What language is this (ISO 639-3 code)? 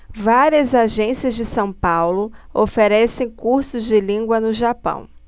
por